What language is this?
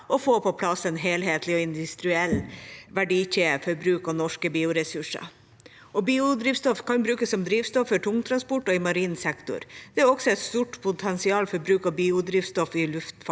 Norwegian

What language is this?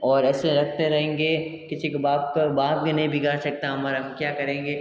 Hindi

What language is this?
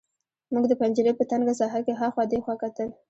Pashto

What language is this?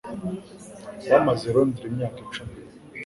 Kinyarwanda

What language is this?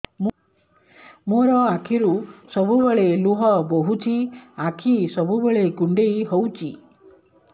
Odia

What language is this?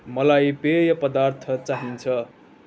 Nepali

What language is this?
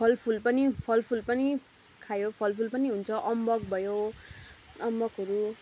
Nepali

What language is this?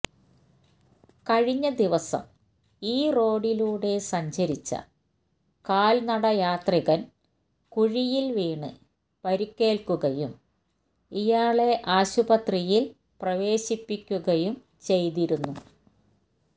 Malayalam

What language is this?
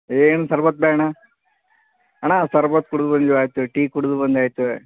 Kannada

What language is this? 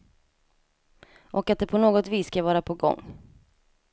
Swedish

